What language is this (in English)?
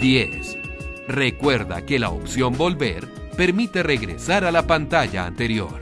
Spanish